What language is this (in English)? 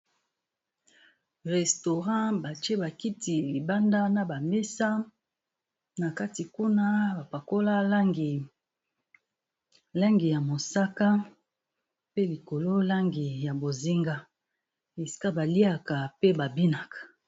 Lingala